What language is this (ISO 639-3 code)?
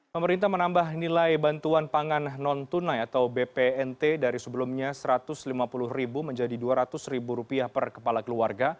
ind